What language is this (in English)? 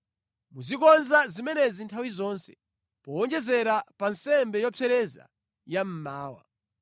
Nyanja